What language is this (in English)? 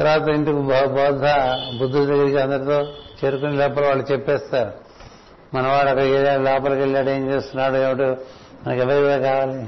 Telugu